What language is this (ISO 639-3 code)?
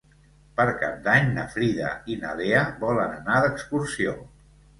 cat